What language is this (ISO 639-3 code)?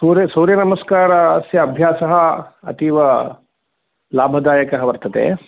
san